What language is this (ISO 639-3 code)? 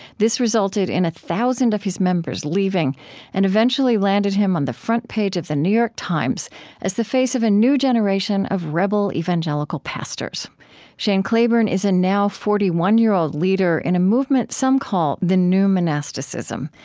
eng